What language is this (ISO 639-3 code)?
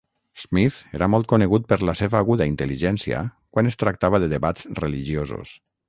cat